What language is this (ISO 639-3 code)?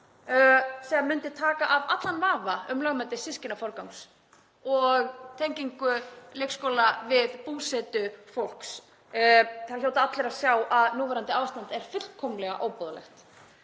isl